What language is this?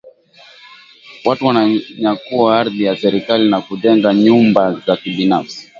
Swahili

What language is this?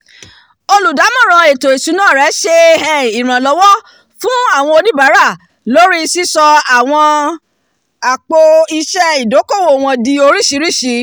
Yoruba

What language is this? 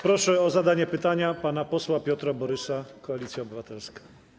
Polish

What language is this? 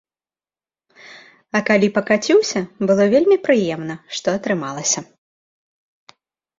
Belarusian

